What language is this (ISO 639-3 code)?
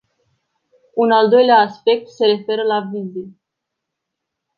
ron